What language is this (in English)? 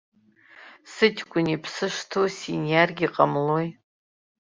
Abkhazian